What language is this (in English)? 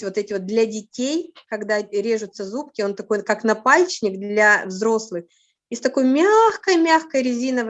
Russian